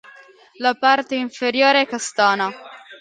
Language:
Italian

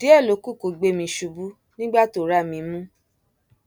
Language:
Yoruba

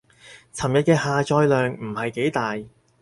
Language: Cantonese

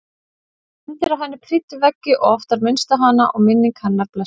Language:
Icelandic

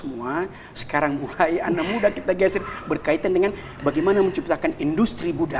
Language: Indonesian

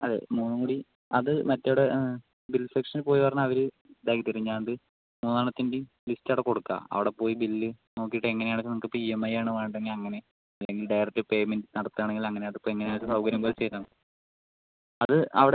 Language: Malayalam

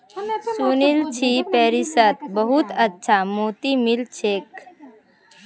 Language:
Magahi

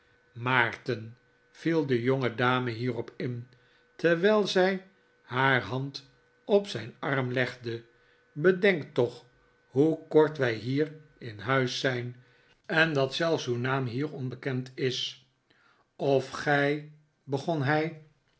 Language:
Dutch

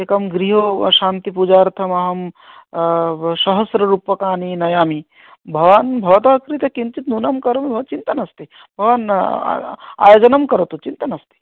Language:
Sanskrit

